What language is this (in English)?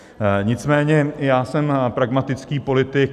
Czech